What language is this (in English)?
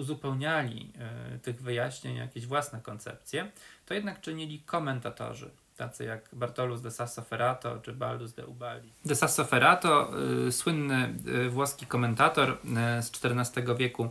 Polish